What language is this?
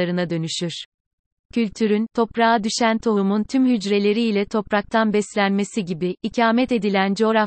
Turkish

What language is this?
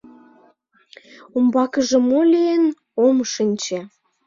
Mari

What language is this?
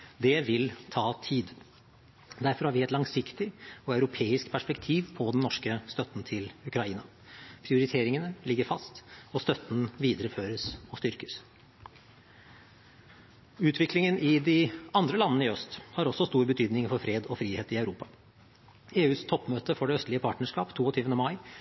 Norwegian Bokmål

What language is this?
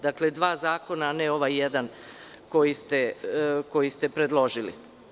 Serbian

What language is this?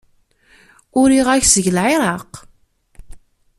Kabyle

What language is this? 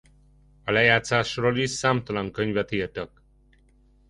Hungarian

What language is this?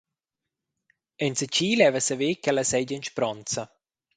Romansh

